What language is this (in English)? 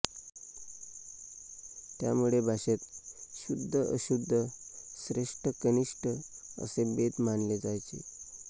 Marathi